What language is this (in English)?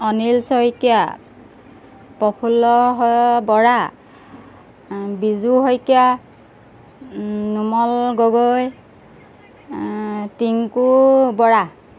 Assamese